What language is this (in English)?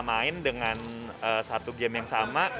Indonesian